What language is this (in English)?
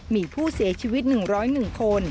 Thai